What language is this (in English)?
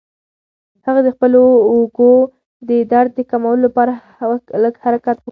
Pashto